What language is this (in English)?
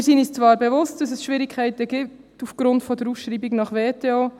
Swiss German